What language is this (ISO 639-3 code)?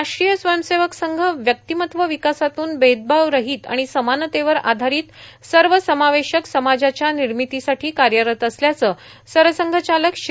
mar